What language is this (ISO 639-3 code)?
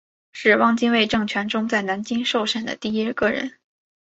zho